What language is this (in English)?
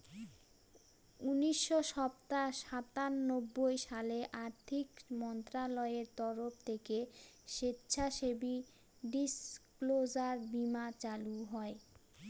Bangla